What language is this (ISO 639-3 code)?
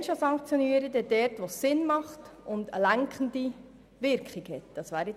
gsw